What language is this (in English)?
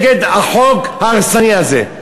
Hebrew